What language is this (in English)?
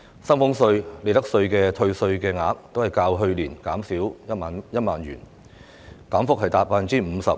Cantonese